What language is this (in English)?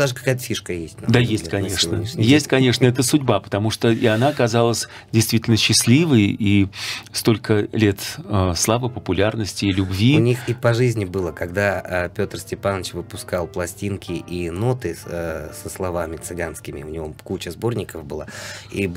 Russian